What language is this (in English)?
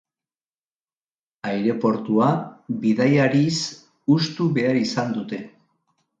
Basque